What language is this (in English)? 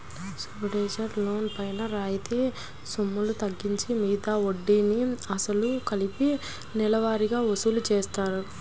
Telugu